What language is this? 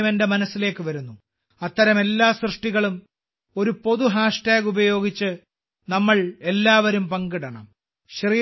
Malayalam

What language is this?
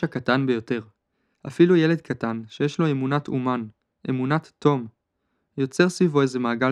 Hebrew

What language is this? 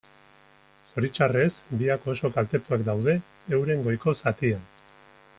Basque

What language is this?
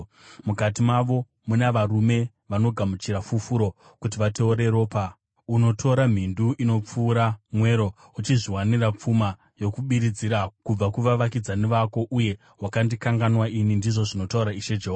Shona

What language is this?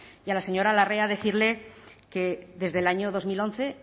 Spanish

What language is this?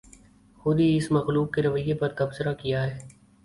Urdu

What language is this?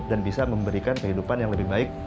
Indonesian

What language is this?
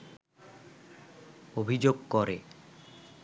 Bangla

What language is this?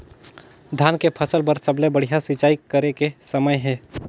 Chhattisgarhi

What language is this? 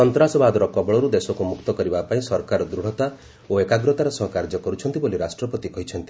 Odia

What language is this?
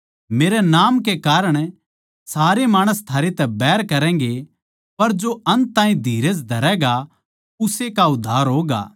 Haryanvi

